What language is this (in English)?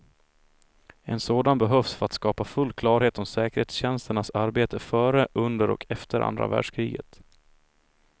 Swedish